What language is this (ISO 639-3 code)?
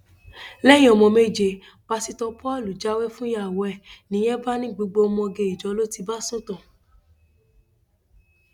yor